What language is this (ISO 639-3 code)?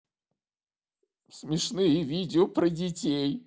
rus